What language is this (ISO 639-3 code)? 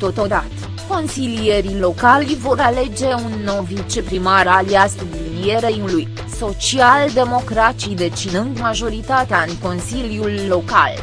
ron